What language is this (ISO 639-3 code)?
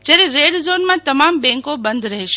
guj